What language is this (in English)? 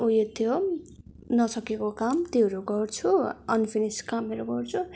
Nepali